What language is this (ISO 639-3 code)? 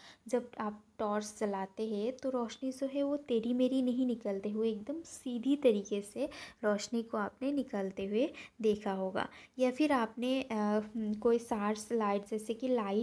hin